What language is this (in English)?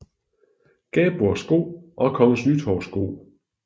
Danish